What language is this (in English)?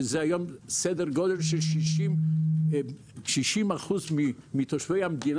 Hebrew